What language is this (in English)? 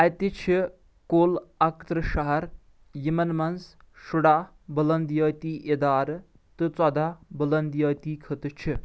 Kashmiri